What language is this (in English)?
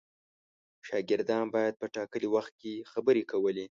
Pashto